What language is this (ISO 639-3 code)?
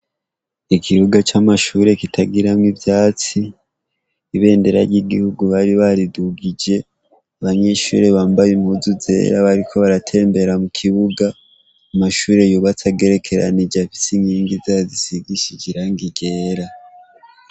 run